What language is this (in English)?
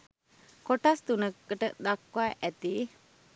Sinhala